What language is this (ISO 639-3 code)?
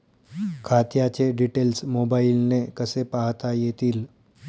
mar